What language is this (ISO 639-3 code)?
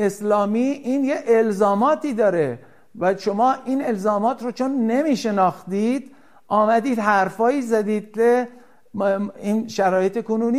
fas